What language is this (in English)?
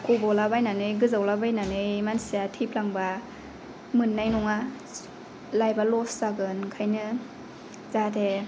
Bodo